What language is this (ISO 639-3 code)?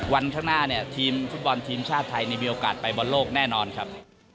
tha